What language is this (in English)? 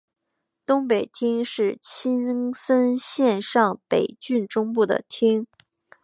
Chinese